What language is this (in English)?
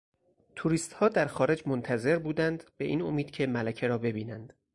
Persian